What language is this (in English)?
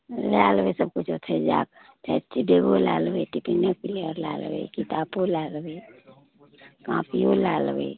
Maithili